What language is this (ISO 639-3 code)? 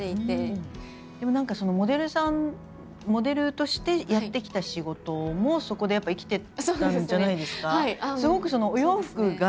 jpn